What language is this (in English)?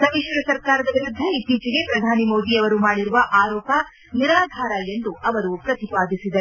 Kannada